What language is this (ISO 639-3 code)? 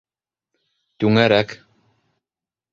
bak